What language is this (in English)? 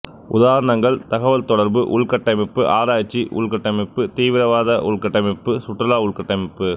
Tamil